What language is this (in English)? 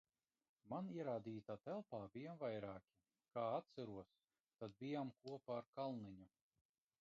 Latvian